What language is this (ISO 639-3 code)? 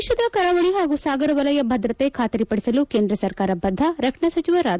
kan